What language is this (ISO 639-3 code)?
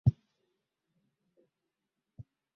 swa